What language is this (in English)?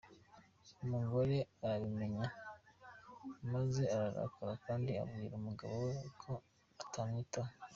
Kinyarwanda